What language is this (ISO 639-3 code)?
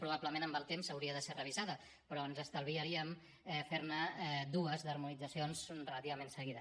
cat